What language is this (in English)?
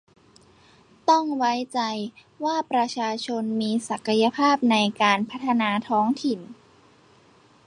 Thai